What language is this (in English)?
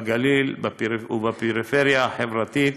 Hebrew